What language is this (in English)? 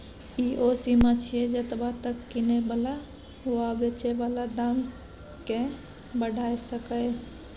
Maithili